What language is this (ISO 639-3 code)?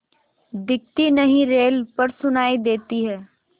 hin